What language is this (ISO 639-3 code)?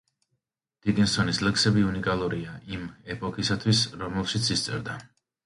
kat